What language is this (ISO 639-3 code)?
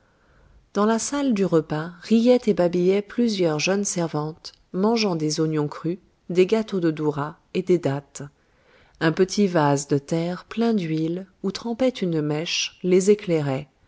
fra